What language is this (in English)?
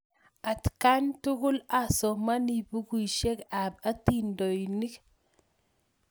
Kalenjin